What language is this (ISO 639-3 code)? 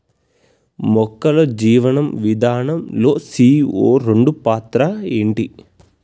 tel